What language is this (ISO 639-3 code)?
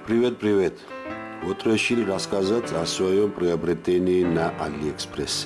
spa